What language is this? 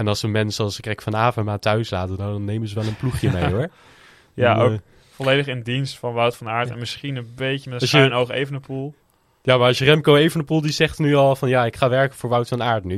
Dutch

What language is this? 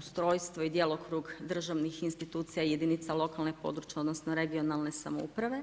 Croatian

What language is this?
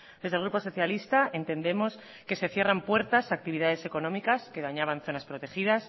Spanish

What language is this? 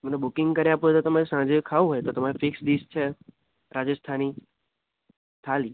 Gujarati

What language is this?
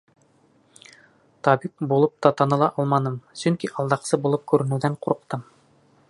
Bashkir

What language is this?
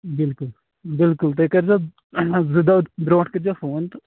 Kashmiri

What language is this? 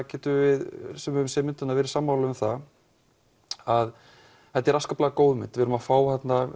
Icelandic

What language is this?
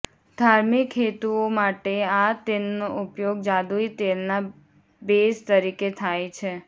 Gujarati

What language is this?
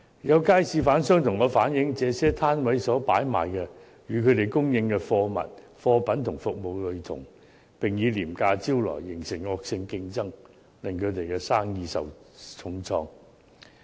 Cantonese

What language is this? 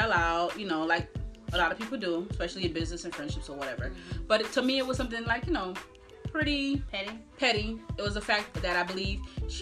English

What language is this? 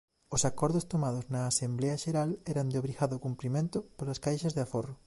Galician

